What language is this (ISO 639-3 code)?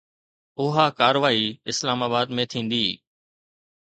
snd